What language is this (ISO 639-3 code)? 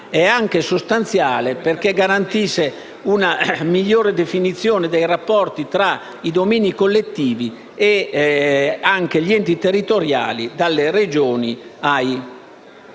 ita